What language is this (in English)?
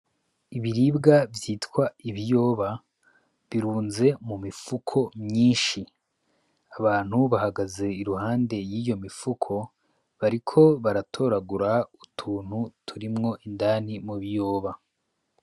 Rundi